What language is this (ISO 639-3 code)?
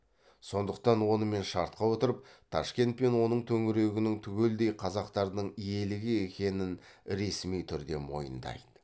kaz